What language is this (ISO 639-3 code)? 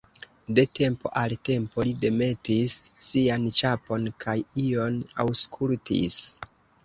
epo